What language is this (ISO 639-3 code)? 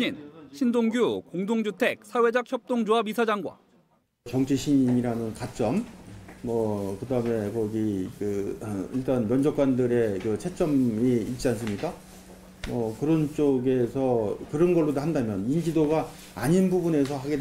kor